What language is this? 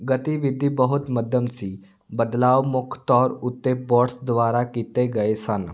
Punjabi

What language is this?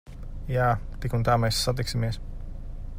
Latvian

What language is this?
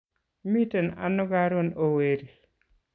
Kalenjin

